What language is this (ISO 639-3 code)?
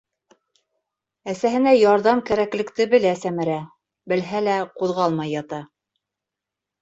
bak